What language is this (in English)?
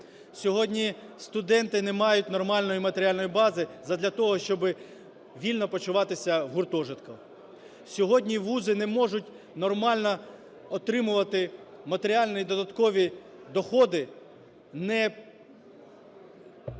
Ukrainian